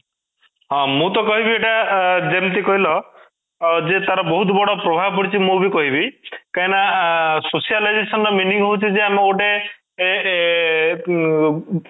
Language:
Odia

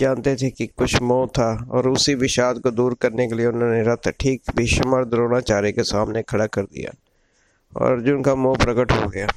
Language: Hindi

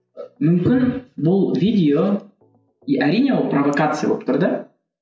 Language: Kazakh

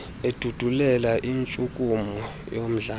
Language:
Xhosa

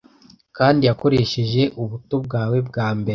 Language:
Kinyarwanda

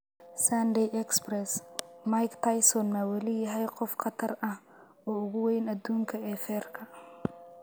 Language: Somali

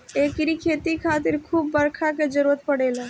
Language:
Bhojpuri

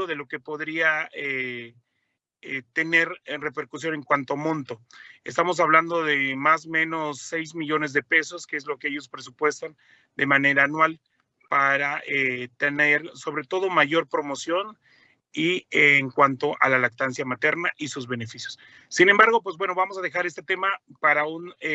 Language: Spanish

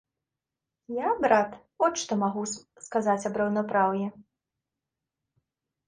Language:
Belarusian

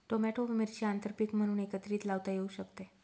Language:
Marathi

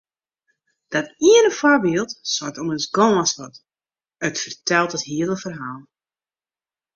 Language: Western Frisian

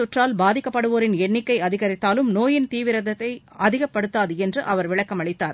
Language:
Tamil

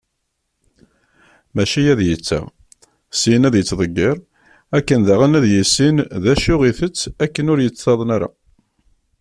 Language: Kabyle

